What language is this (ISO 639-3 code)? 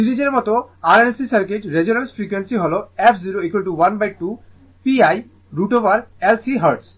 ben